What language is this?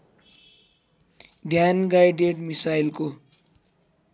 Nepali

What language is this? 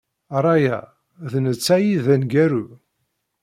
Kabyle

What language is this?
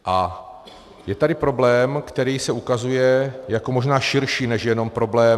Czech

